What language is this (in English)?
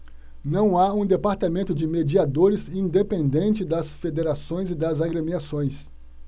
Portuguese